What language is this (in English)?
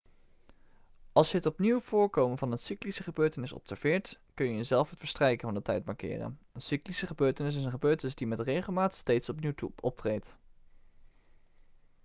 Dutch